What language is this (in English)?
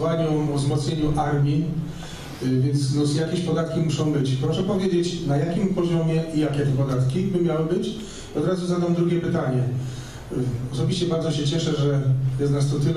Polish